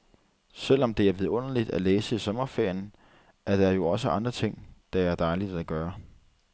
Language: Danish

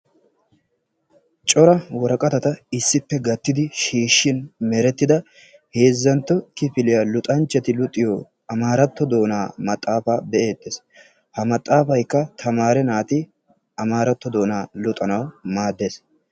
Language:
Wolaytta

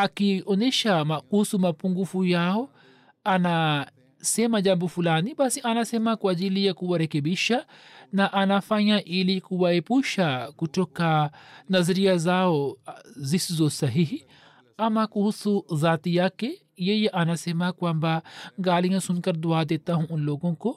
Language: Swahili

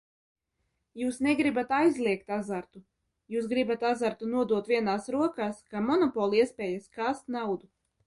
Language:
Latvian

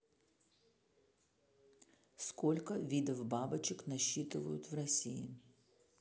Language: Russian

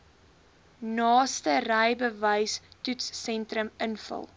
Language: Afrikaans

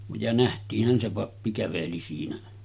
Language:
Finnish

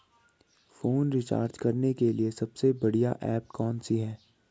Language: Hindi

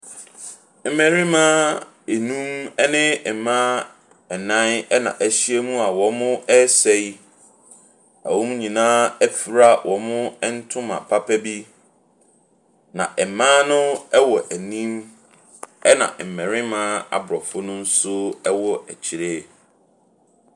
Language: Akan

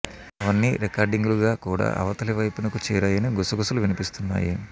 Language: Telugu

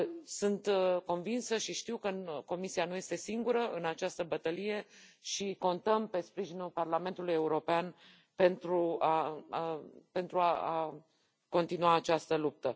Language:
Romanian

